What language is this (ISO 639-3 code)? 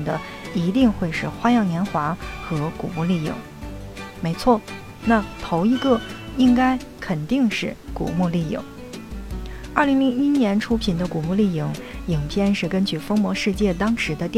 zho